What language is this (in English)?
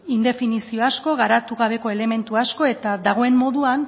Basque